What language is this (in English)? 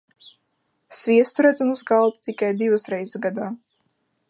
Latvian